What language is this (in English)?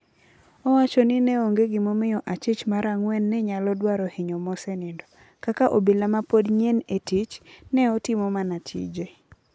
Luo (Kenya and Tanzania)